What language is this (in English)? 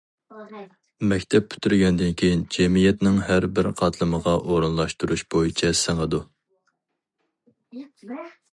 Uyghur